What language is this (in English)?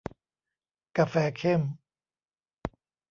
Thai